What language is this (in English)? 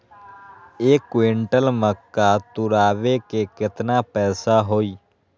Magahi